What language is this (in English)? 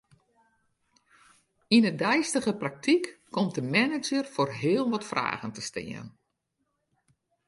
Western Frisian